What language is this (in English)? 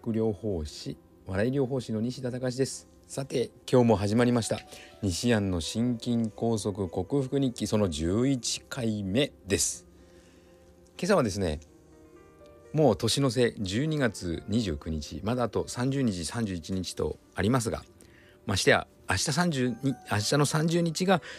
Japanese